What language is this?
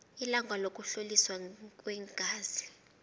South Ndebele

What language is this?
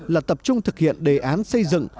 Vietnamese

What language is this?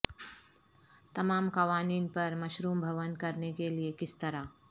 Urdu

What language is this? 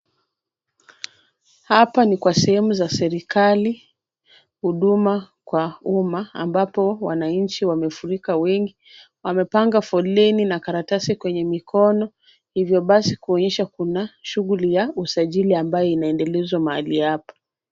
Swahili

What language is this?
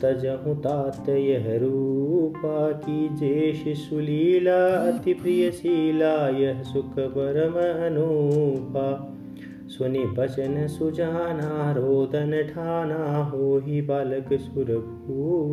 Hindi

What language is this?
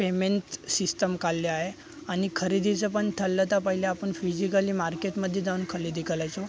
Marathi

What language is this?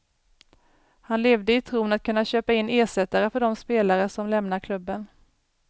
Swedish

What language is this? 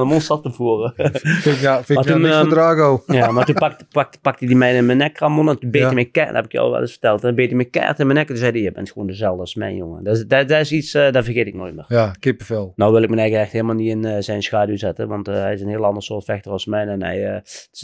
Dutch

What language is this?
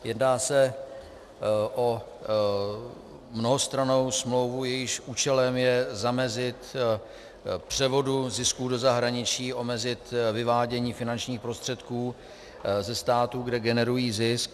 Czech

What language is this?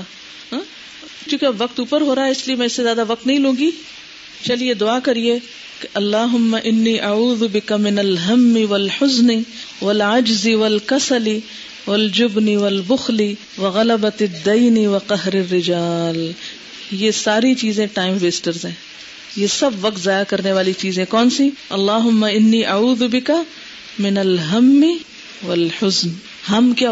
Urdu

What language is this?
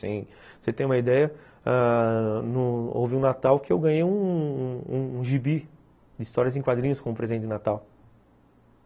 Portuguese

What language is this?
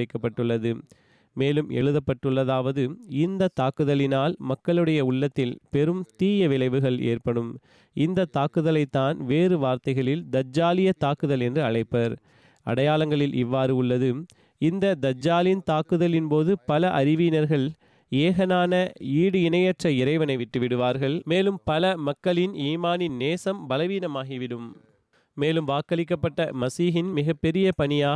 Tamil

